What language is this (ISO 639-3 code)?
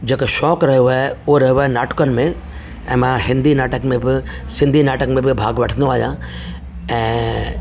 snd